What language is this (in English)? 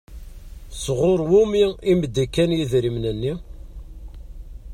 Kabyle